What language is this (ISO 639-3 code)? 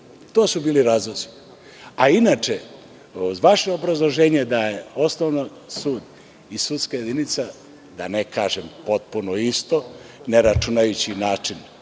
srp